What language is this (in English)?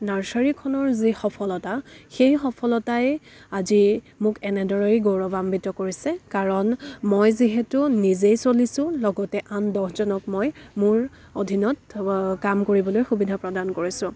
Assamese